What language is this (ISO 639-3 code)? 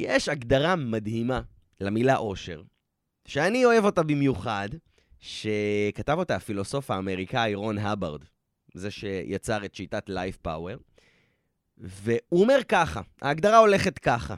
heb